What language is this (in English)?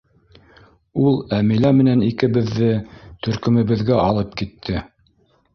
Bashkir